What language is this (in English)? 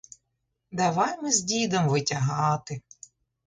Ukrainian